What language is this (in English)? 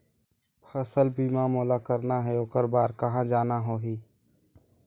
Chhattisgarhi